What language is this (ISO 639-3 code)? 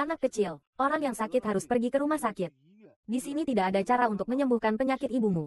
ind